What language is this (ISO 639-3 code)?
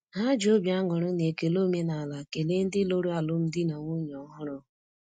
ibo